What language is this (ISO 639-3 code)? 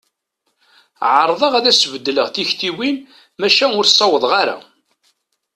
kab